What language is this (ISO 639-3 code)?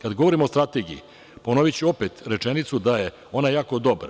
srp